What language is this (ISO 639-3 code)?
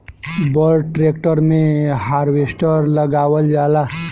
bho